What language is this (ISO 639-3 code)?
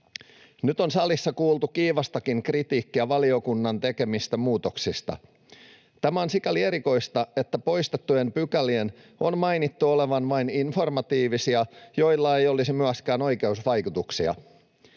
fin